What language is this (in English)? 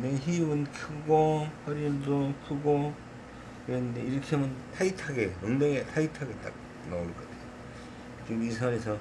Korean